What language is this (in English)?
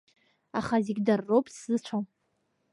Abkhazian